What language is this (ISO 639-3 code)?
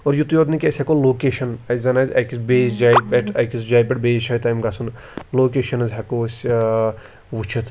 kas